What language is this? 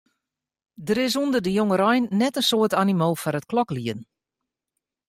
Western Frisian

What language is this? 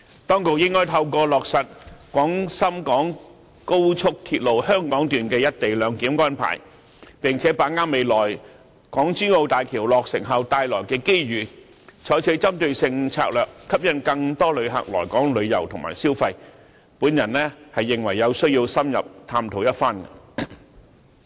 Cantonese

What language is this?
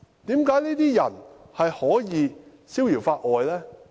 Cantonese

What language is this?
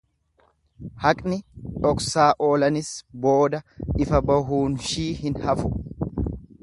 Oromo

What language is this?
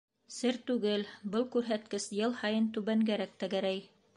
Bashkir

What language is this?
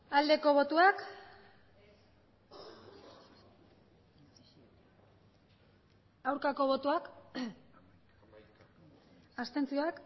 Basque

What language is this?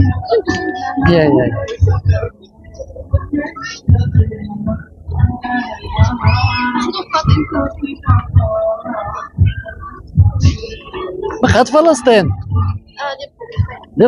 Arabic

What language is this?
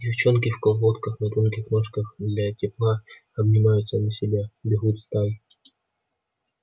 Russian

